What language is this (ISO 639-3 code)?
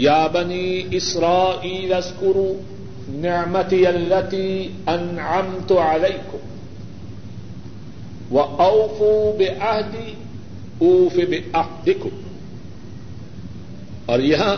urd